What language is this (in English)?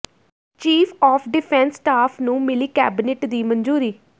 Punjabi